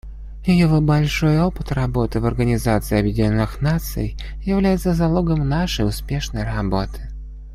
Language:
Russian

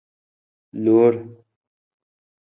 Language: Nawdm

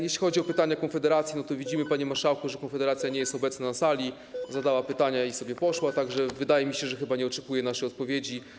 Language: Polish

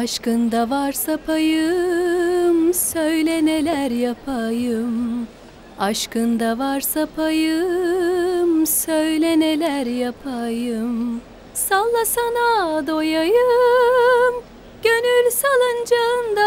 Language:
Turkish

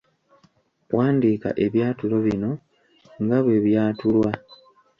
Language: Ganda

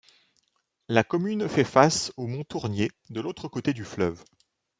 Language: French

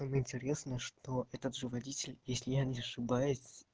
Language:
Russian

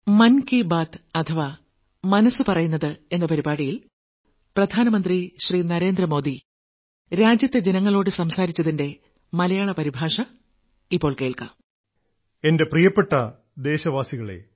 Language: Malayalam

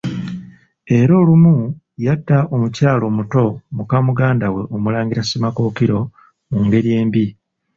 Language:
Ganda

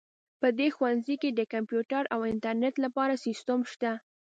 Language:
Pashto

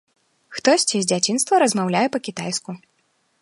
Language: Belarusian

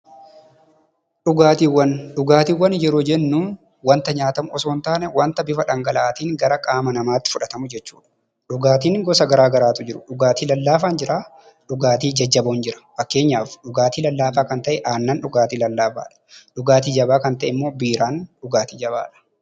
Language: Oromo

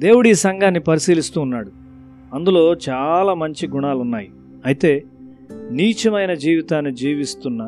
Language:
Telugu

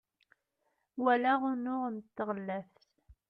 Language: Kabyle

